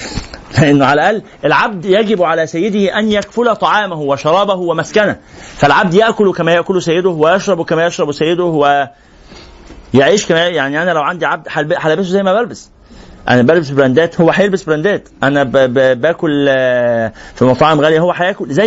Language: Arabic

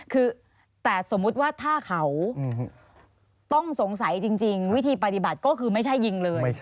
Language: Thai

